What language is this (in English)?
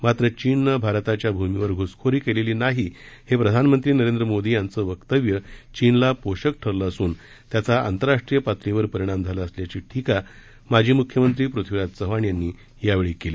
Marathi